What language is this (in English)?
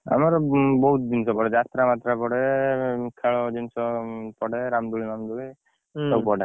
Odia